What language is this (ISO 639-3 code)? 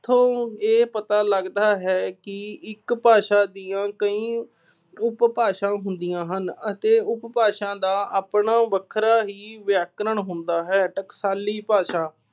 pan